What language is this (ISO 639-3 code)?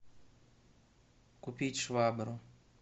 rus